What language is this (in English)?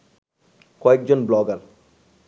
Bangla